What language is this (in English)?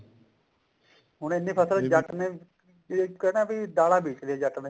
Punjabi